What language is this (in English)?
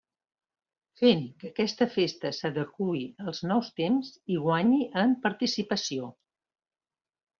Catalan